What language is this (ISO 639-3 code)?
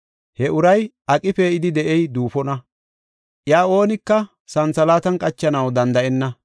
gof